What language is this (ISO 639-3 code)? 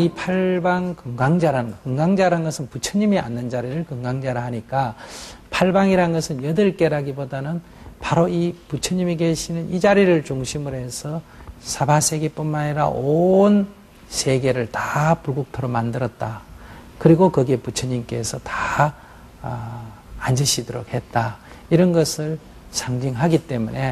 kor